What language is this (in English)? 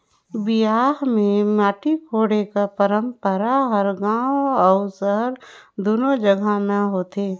Chhattisgarhi